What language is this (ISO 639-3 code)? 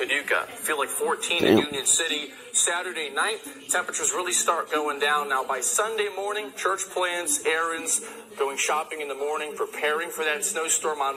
eng